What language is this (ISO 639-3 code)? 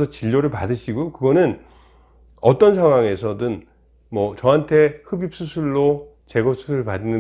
kor